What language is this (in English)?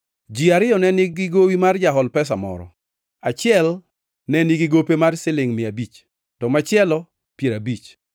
Luo (Kenya and Tanzania)